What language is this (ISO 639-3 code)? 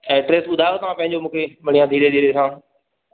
snd